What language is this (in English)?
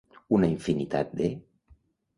Catalan